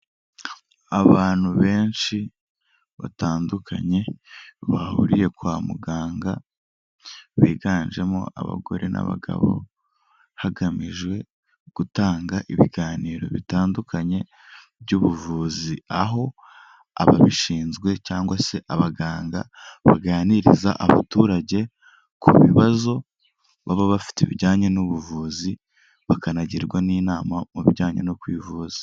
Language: Kinyarwanda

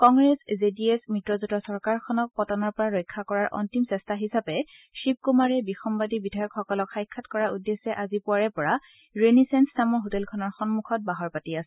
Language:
Assamese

